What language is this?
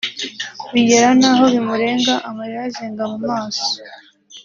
Kinyarwanda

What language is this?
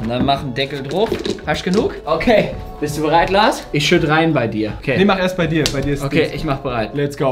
German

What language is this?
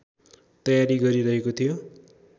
Nepali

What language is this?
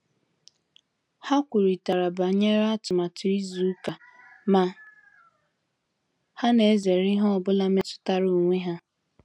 Igbo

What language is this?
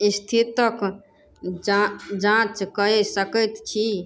Maithili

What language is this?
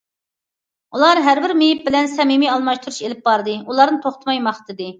Uyghur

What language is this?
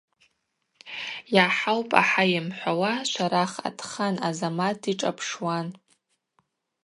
Abaza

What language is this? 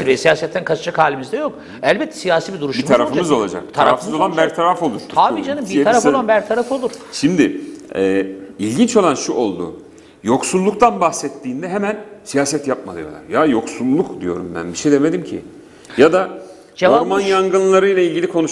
Turkish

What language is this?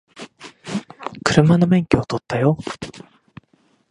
Japanese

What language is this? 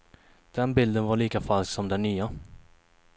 Swedish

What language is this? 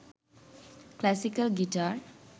Sinhala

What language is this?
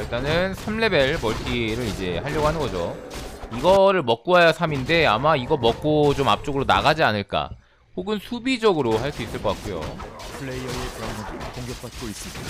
Korean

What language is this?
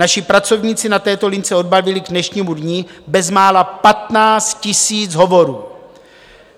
Czech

